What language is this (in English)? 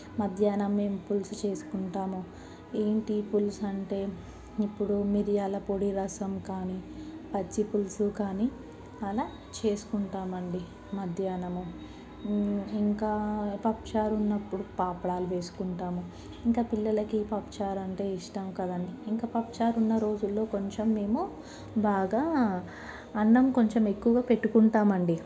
Telugu